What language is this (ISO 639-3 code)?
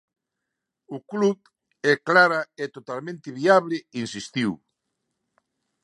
glg